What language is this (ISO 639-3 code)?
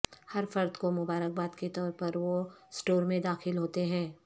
urd